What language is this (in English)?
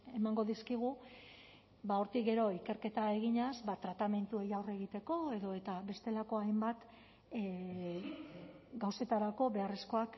Basque